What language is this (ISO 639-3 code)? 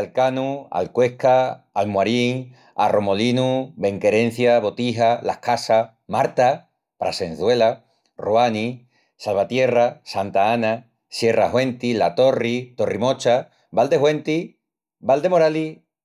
ext